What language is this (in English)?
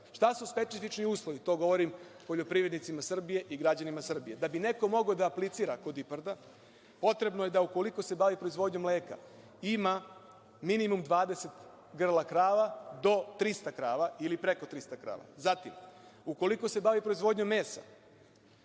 Serbian